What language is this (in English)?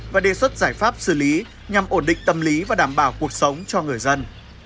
Vietnamese